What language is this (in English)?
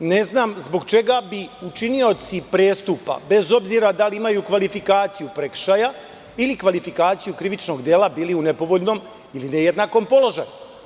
Serbian